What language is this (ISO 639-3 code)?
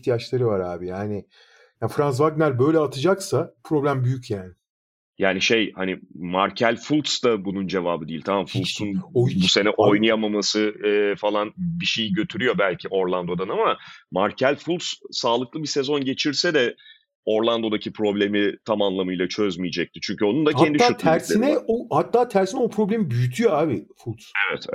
tur